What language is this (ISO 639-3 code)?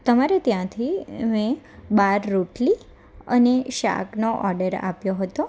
guj